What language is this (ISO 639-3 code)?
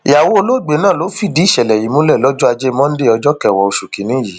yor